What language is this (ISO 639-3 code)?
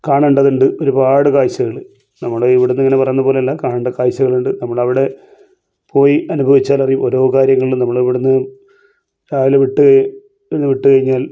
mal